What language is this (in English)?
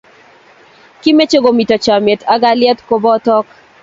Kalenjin